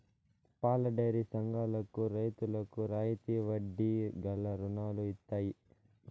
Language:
Telugu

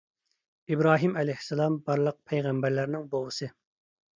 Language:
Uyghur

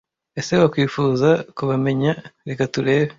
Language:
Kinyarwanda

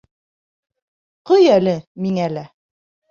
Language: Bashkir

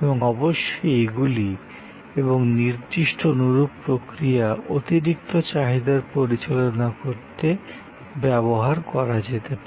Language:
Bangla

